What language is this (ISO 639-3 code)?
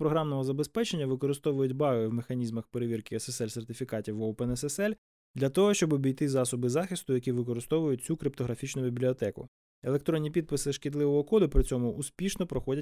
ukr